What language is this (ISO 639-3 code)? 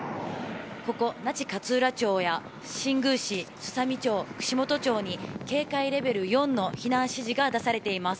jpn